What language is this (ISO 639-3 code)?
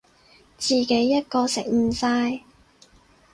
yue